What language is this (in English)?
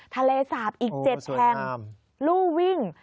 Thai